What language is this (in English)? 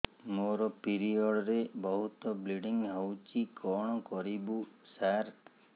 Odia